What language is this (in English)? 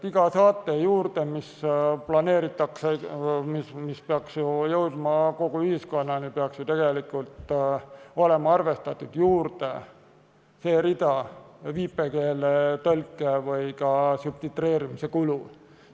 Estonian